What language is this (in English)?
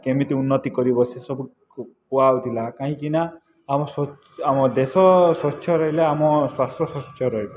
Odia